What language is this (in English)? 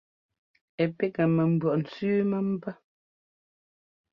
Ngomba